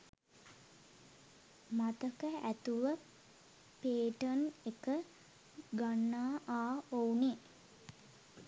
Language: Sinhala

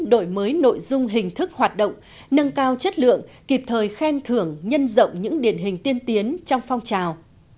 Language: Vietnamese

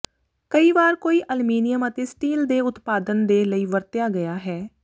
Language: Punjabi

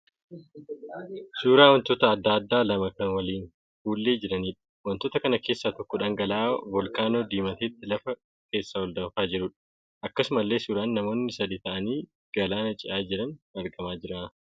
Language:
Oromo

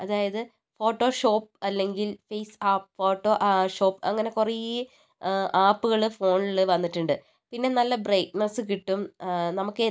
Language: Malayalam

